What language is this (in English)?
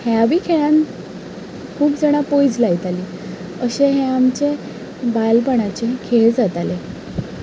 Konkani